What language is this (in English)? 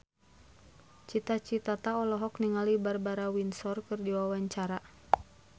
Sundanese